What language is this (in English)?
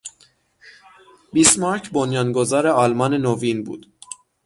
Persian